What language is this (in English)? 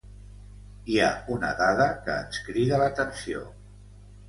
Catalan